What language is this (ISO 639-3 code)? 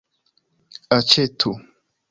epo